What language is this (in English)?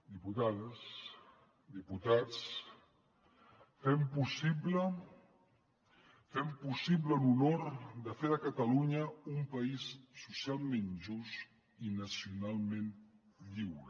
Catalan